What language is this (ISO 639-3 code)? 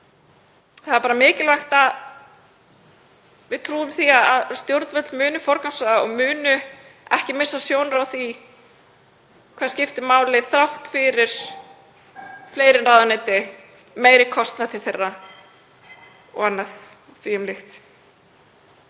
isl